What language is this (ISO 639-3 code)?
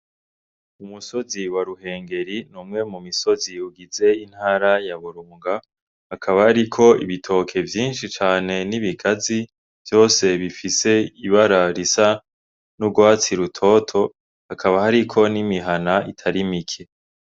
run